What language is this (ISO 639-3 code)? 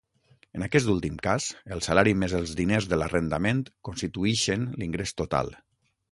cat